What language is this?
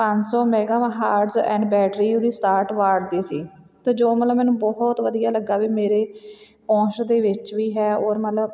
Punjabi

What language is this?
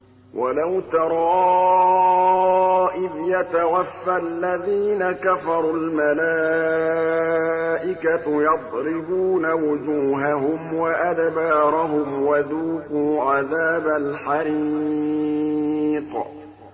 Arabic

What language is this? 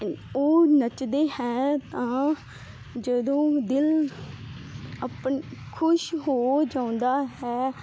Punjabi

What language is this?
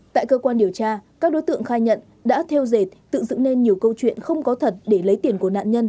Vietnamese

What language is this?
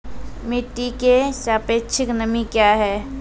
Maithili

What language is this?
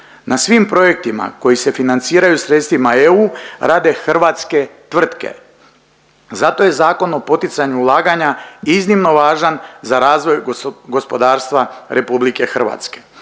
Croatian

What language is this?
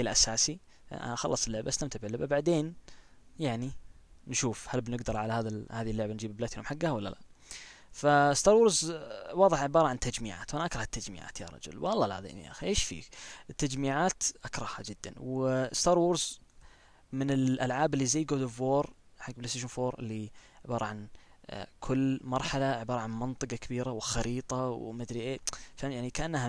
Arabic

